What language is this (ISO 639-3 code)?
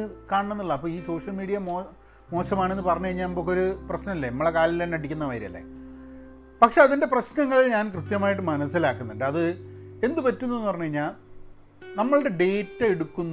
mal